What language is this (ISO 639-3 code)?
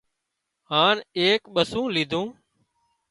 kxp